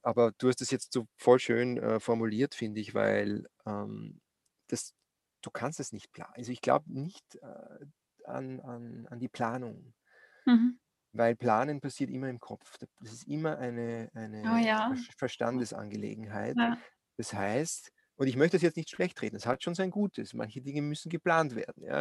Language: German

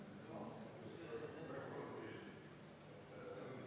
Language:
Estonian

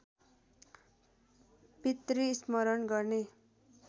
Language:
Nepali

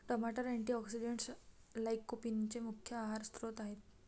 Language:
Marathi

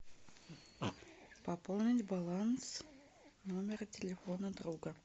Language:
Russian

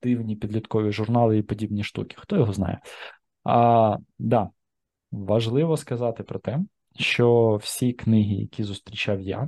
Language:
Ukrainian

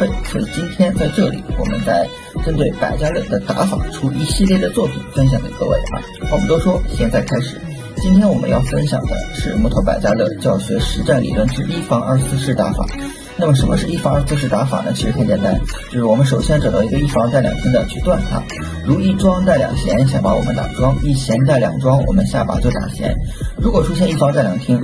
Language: Chinese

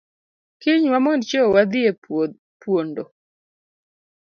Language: Luo (Kenya and Tanzania)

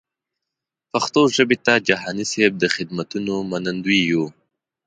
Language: Pashto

